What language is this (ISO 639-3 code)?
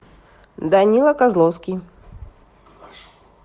rus